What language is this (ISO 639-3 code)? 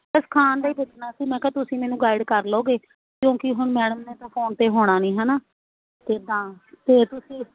pan